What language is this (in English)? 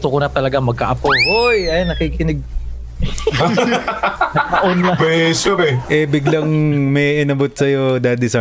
Filipino